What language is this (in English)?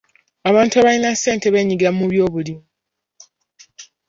Ganda